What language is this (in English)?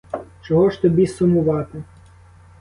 Ukrainian